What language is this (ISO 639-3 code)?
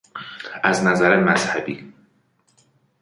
fas